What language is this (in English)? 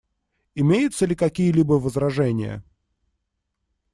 Russian